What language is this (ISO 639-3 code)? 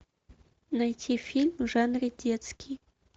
rus